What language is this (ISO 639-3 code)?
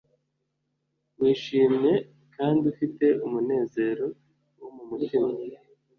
kin